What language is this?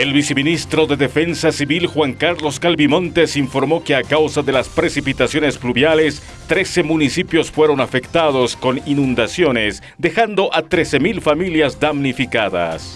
Spanish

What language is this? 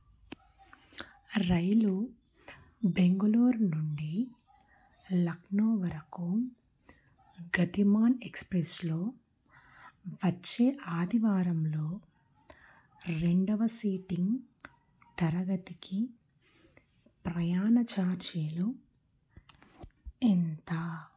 Telugu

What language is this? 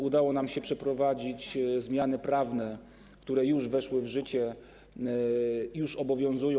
Polish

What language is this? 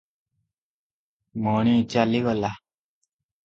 Odia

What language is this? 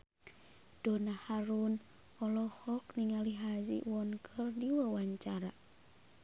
Sundanese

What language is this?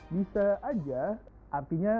Indonesian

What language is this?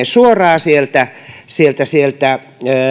Finnish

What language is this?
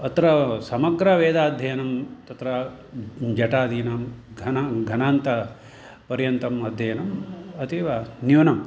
Sanskrit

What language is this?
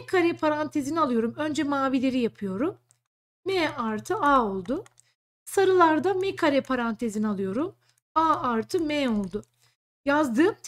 Turkish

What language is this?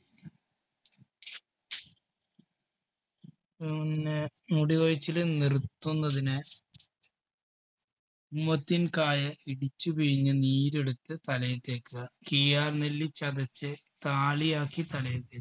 Malayalam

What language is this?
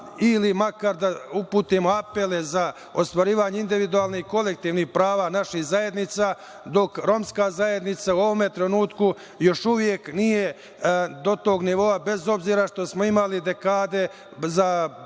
Serbian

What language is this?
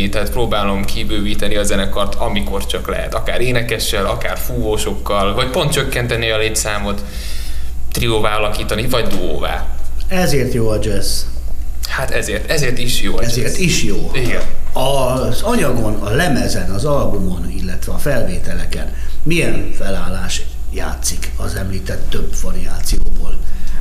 Hungarian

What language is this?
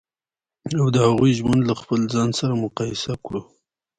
Pashto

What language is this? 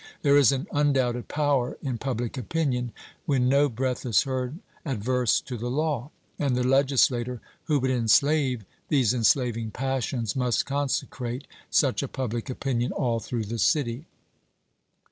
English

